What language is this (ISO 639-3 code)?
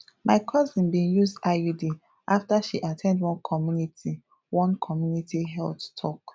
pcm